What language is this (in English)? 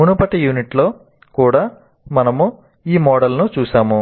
Telugu